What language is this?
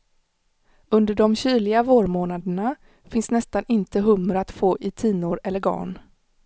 Swedish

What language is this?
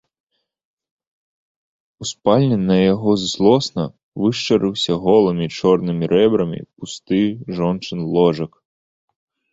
Belarusian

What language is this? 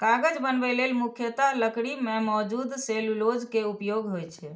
Maithili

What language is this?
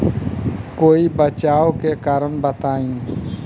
Bhojpuri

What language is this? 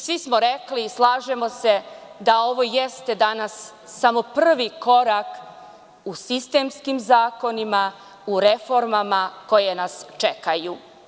Serbian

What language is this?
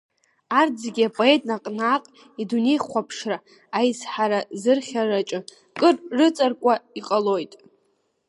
Abkhazian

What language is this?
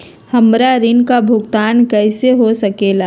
Magahi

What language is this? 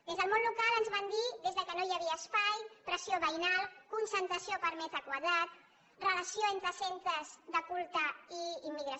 Catalan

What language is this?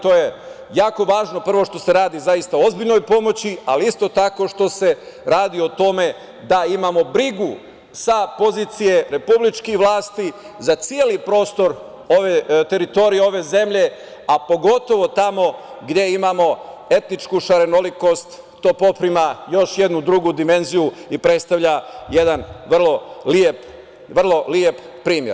Serbian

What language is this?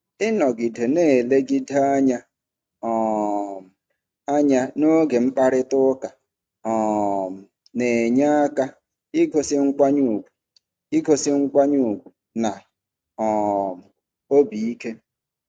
Igbo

